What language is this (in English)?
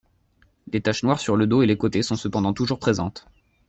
French